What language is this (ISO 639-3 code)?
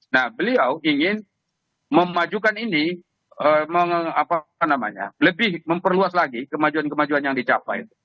ind